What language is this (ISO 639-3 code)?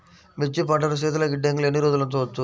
tel